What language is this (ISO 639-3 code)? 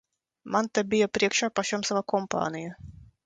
lav